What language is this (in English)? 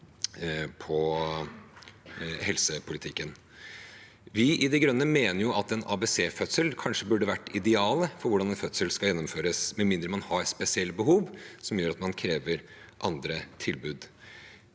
Norwegian